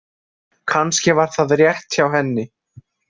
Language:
Icelandic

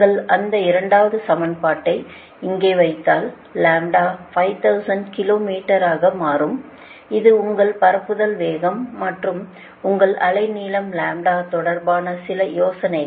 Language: Tamil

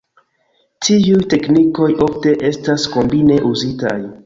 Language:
Esperanto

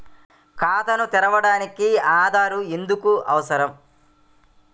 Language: Telugu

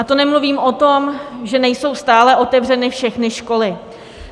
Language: Czech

